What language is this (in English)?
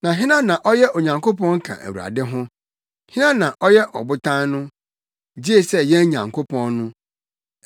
Akan